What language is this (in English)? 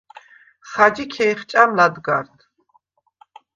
Svan